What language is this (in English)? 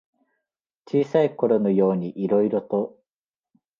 Japanese